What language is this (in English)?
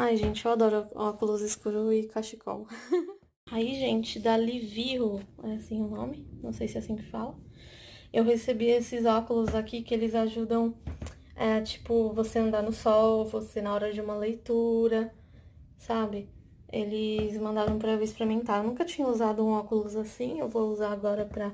Portuguese